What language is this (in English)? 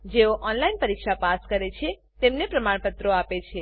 Gujarati